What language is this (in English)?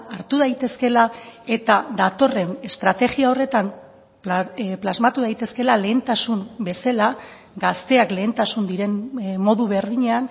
Basque